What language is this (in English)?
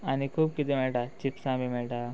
Konkani